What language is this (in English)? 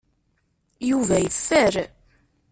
Kabyle